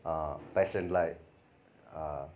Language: Nepali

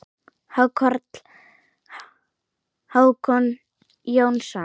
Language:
Icelandic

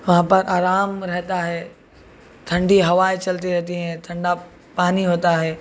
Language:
Urdu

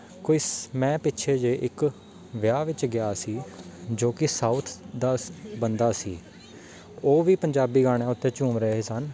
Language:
Punjabi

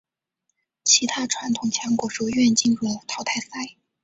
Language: Chinese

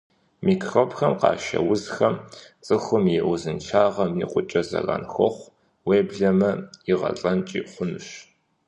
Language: Kabardian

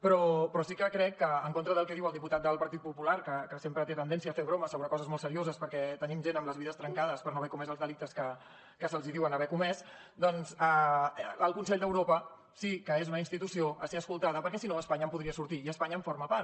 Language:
Catalan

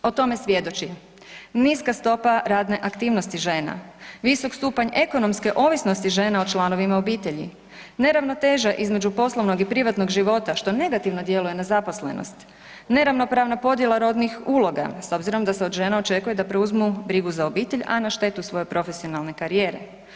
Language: Croatian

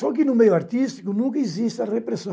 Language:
Portuguese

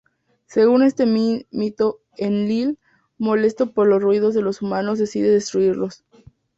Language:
Spanish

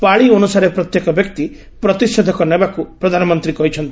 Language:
Odia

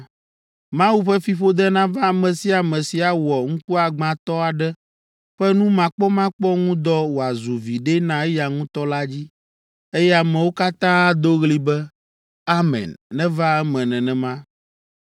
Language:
Ewe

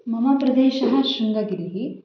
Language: Sanskrit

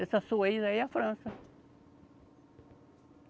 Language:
Portuguese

